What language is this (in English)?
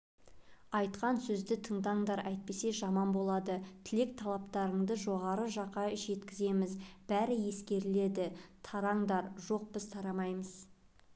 Kazakh